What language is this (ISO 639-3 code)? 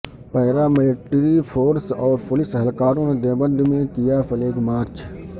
urd